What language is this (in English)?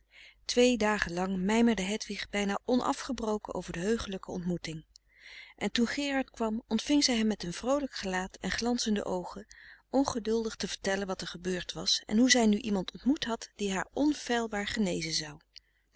Dutch